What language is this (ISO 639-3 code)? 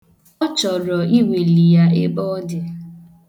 ibo